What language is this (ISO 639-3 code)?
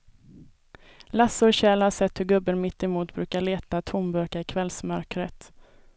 swe